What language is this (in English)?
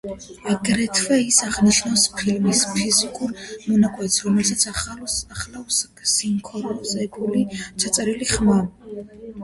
Georgian